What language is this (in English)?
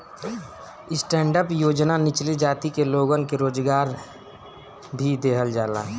Bhojpuri